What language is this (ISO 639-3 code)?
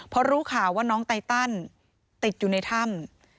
tha